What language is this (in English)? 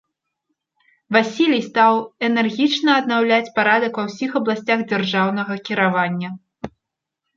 Belarusian